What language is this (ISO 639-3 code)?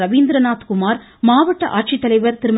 tam